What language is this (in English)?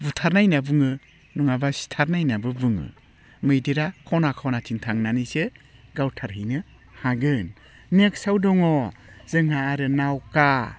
Bodo